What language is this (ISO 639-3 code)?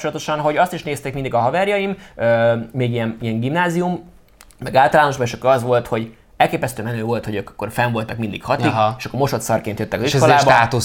hun